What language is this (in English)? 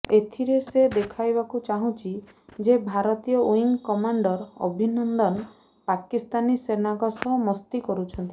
Odia